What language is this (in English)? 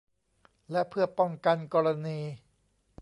Thai